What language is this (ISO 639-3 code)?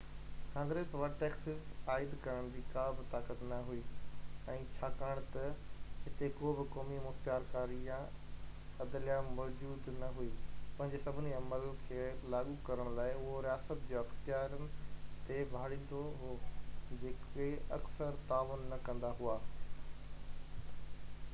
snd